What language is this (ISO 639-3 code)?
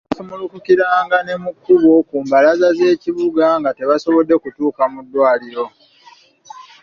lug